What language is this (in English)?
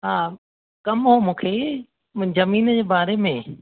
Sindhi